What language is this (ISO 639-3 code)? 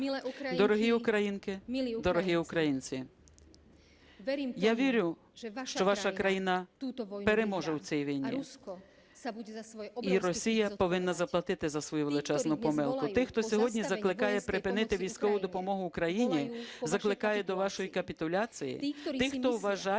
ukr